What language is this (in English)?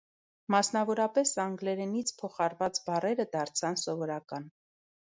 Armenian